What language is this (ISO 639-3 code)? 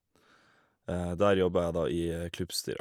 nor